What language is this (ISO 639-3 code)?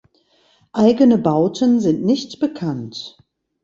deu